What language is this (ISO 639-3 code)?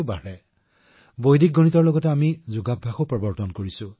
asm